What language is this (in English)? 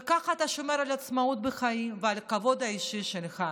Hebrew